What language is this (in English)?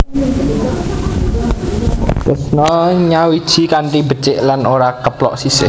Javanese